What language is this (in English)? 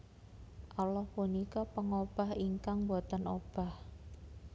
Javanese